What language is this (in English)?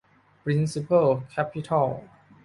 Thai